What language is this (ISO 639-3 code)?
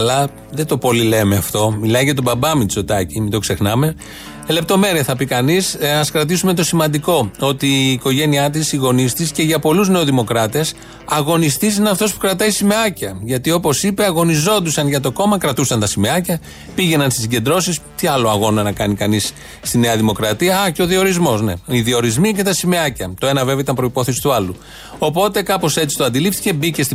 ell